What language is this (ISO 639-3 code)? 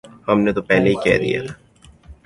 urd